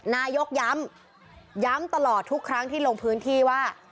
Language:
Thai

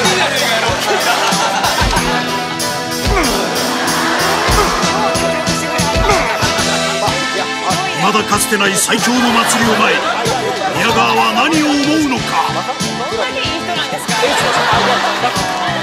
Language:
Japanese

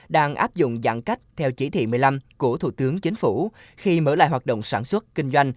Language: Vietnamese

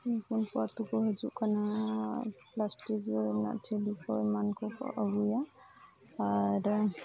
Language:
Santali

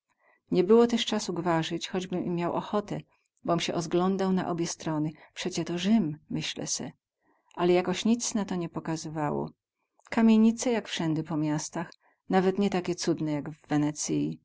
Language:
Polish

